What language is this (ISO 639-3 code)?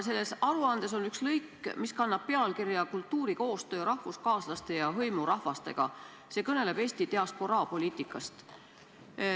est